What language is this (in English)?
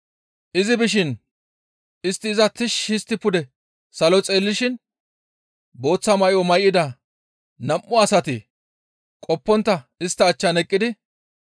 Gamo